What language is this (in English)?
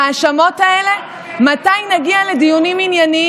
Hebrew